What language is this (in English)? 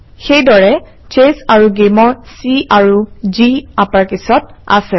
Assamese